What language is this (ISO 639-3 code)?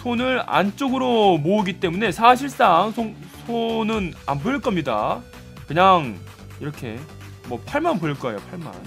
kor